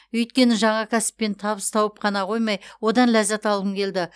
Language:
Kazakh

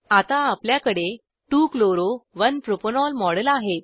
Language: Marathi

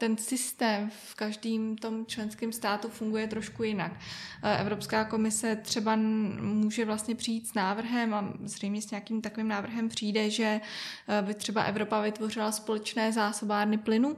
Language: Czech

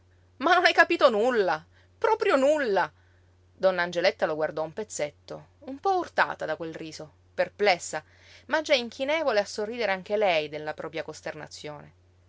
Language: Italian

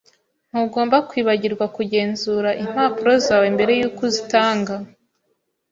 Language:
Kinyarwanda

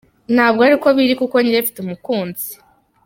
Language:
Kinyarwanda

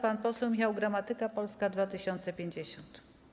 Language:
Polish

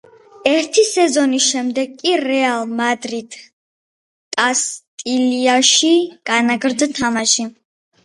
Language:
Georgian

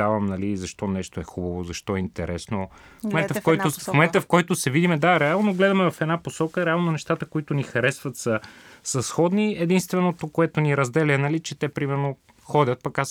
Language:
Bulgarian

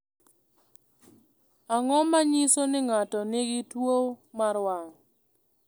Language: Luo (Kenya and Tanzania)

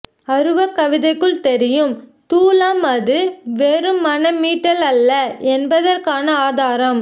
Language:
Tamil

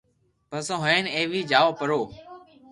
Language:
Loarki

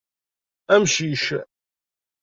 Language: Kabyle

